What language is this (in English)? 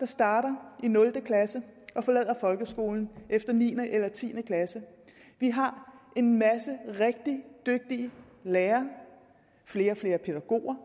Danish